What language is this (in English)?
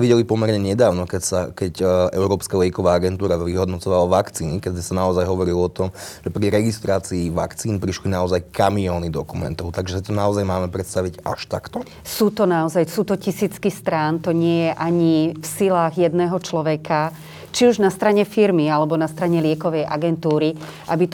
Slovak